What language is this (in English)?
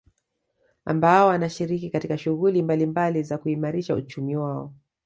Swahili